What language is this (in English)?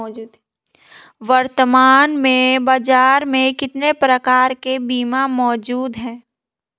Hindi